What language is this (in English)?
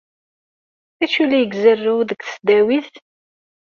Kabyle